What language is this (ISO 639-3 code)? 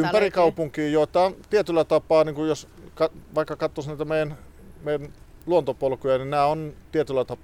fin